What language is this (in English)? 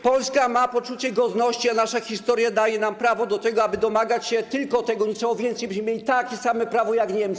Polish